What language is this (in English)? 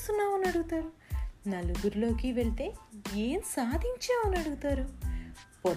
Telugu